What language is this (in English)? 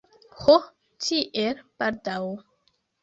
Esperanto